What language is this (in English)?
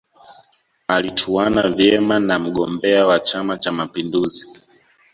Swahili